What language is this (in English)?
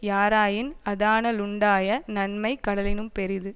Tamil